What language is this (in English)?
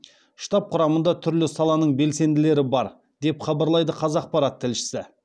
Kazakh